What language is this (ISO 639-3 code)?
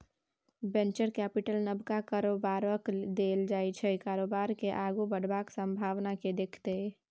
mai